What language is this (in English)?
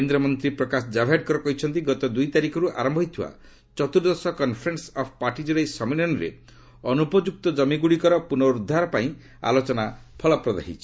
Odia